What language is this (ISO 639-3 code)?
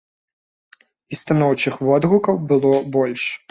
bel